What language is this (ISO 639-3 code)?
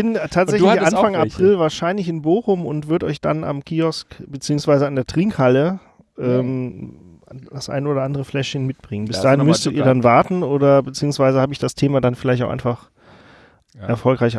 deu